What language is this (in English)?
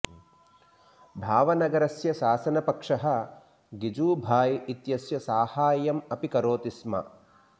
Sanskrit